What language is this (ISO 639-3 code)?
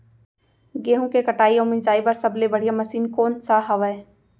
hne